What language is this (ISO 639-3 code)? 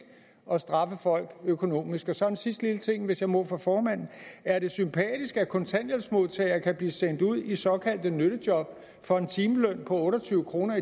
dan